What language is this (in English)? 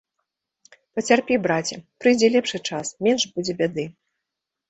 Belarusian